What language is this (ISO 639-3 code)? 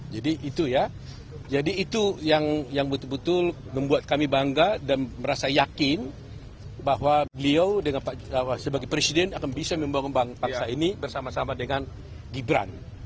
ind